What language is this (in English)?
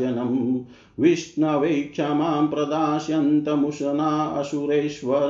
Hindi